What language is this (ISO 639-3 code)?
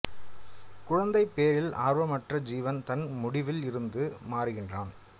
tam